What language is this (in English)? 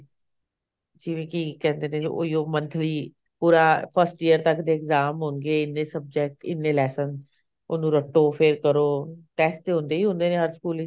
Punjabi